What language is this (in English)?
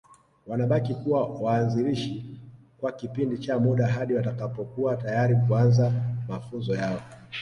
Swahili